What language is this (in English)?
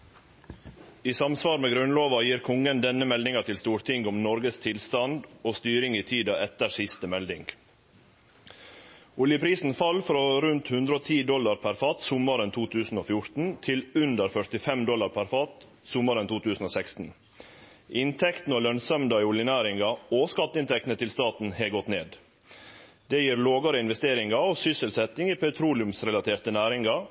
Norwegian Nynorsk